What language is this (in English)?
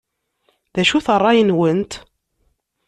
Kabyle